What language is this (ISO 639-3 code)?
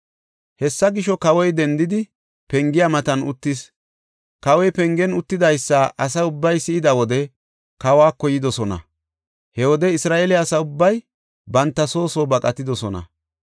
gof